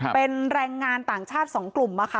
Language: Thai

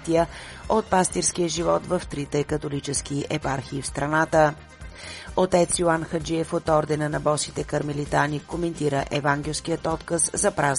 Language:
Bulgarian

